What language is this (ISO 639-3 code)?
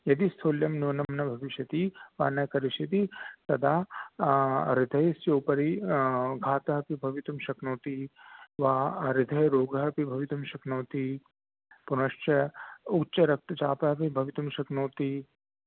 san